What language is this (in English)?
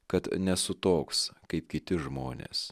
Lithuanian